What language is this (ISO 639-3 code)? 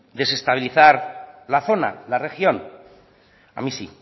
spa